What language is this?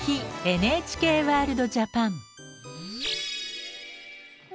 Japanese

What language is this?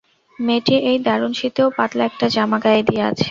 Bangla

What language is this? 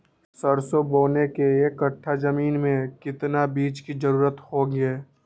Magahi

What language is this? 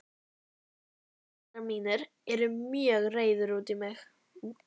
Icelandic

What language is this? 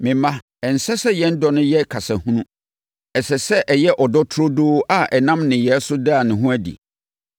Akan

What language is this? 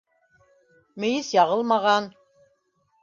Bashkir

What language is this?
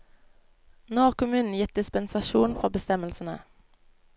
Norwegian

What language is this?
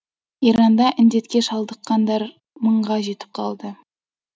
Kazakh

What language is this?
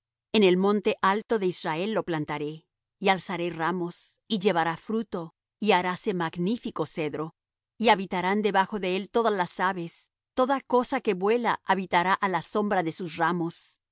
Spanish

